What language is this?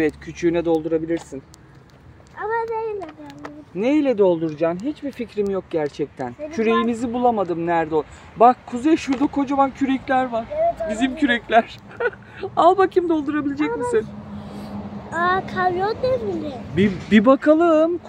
Turkish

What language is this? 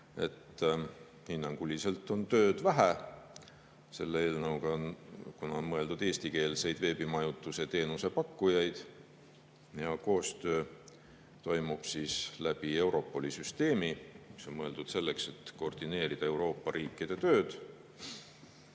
Estonian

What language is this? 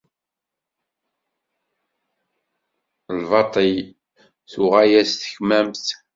Kabyle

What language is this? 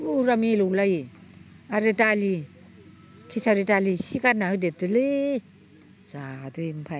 Bodo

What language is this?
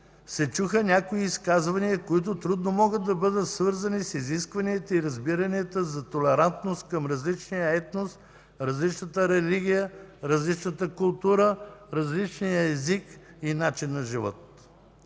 Bulgarian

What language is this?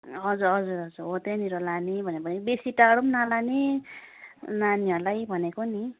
Nepali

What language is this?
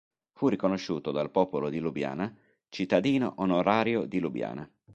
Italian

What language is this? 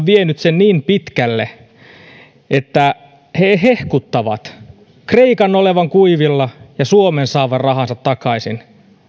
Finnish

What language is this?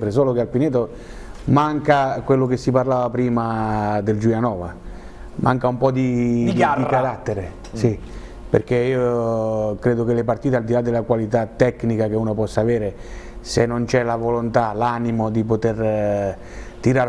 Italian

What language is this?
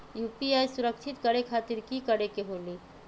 Magahi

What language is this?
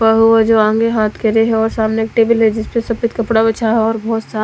Hindi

